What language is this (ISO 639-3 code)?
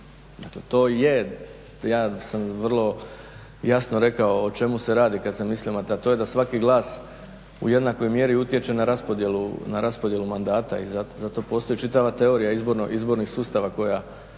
hrv